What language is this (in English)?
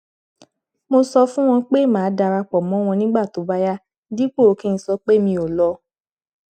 Yoruba